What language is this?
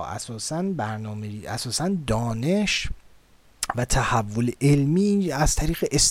Persian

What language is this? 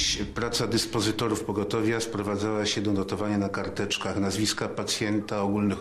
Polish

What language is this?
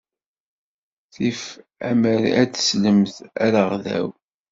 Kabyle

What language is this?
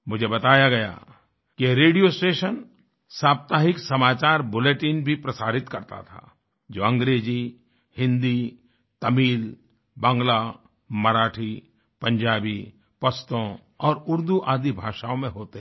Hindi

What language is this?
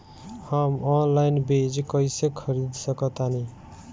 Bhojpuri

